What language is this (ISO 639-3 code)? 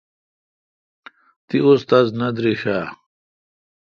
xka